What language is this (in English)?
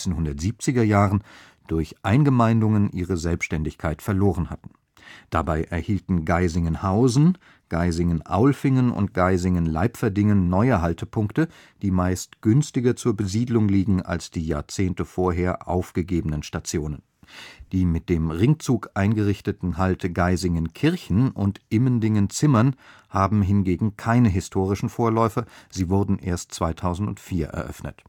German